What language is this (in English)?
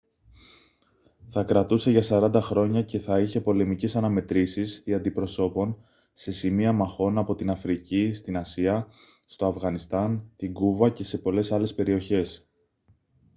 Greek